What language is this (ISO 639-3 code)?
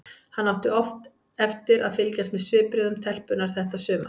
isl